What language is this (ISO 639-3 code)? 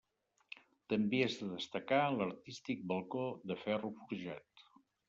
cat